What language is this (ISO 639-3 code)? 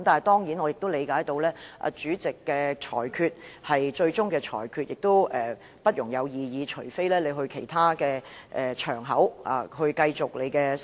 yue